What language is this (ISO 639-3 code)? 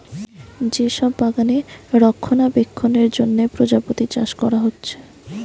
ben